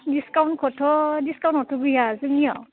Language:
Bodo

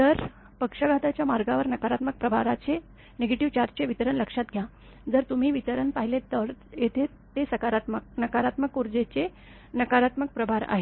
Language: Marathi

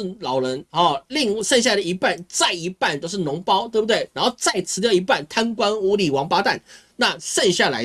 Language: Chinese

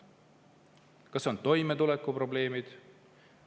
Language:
Estonian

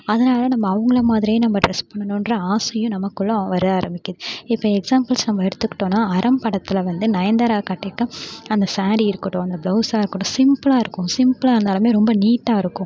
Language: Tamil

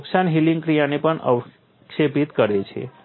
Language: Gujarati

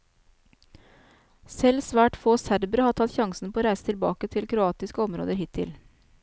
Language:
Norwegian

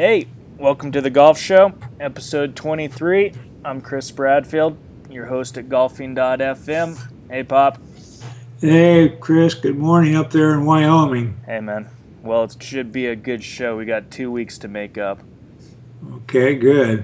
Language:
English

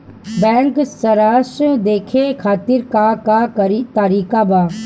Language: Bhojpuri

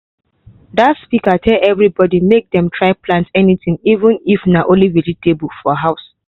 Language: Nigerian Pidgin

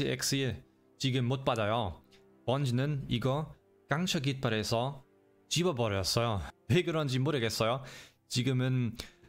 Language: Korean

